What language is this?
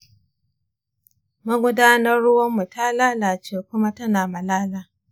Hausa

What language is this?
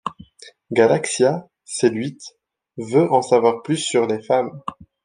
French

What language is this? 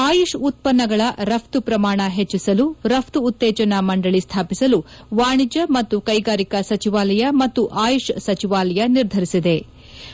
Kannada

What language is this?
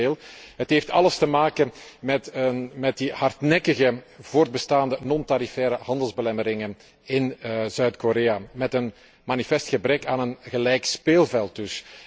Dutch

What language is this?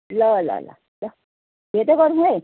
Nepali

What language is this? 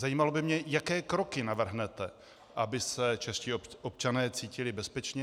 Czech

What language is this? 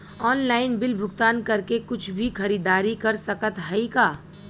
Bhojpuri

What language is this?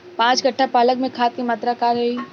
Bhojpuri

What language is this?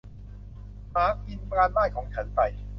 Thai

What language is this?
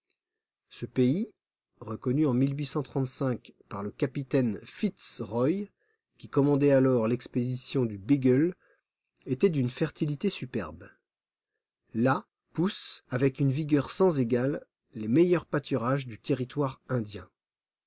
French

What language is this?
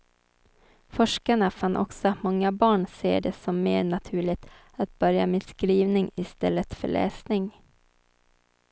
Swedish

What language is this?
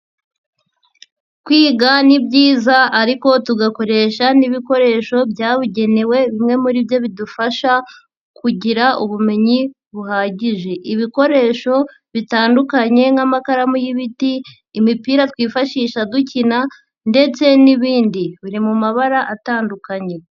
Kinyarwanda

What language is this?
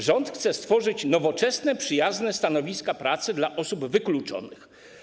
Polish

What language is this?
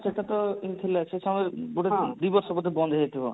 Odia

